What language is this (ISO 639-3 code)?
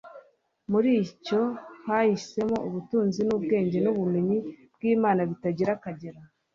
kin